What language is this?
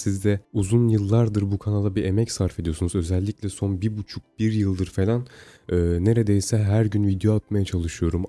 Turkish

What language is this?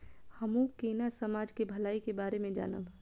Maithili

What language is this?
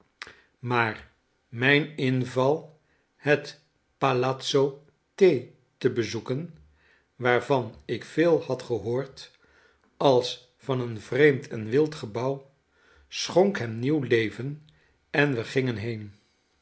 Dutch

